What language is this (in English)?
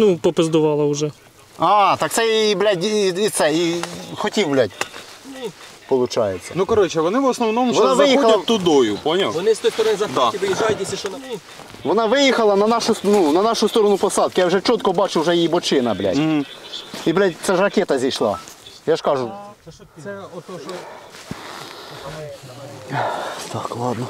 Russian